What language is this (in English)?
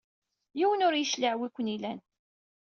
Kabyle